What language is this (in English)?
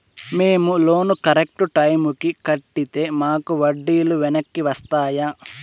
Telugu